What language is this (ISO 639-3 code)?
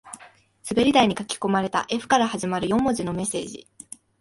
jpn